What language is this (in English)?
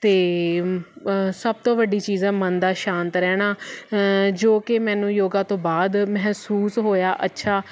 Punjabi